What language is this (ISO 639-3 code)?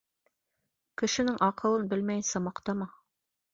bak